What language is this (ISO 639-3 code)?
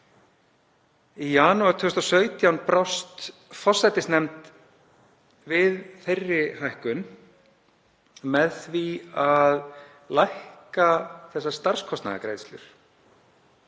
isl